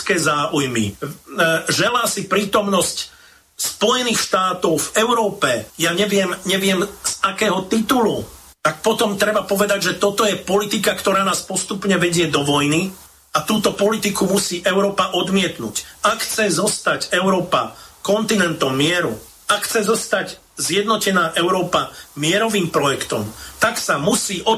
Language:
Slovak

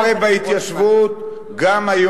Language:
Hebrew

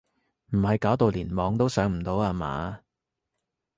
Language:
Cantonese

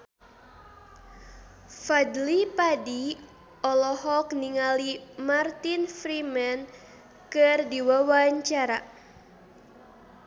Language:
Sundanese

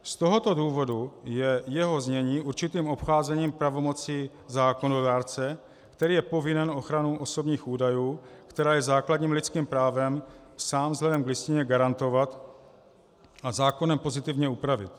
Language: Czech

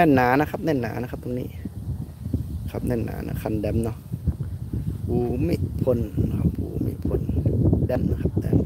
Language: Thai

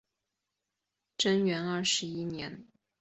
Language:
Chinese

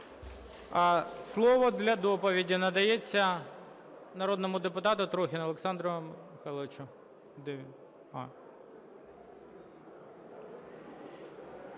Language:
Ukrainian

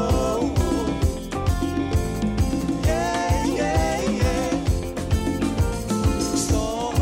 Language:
Danish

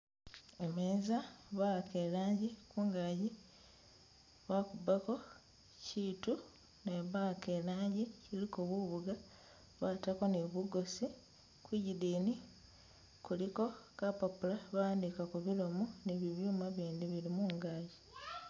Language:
Masaaba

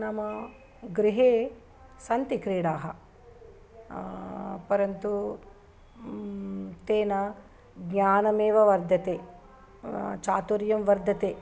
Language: Sanskrit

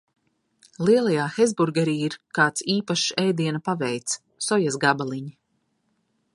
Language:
Latvian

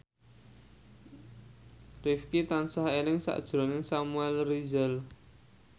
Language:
Javanese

